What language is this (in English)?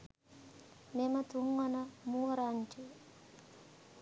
Sinhala